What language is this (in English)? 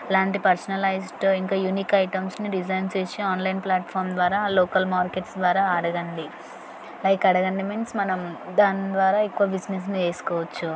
Telugu